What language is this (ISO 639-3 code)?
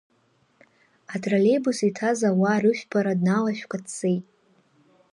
abk